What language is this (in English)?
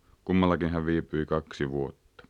Finnish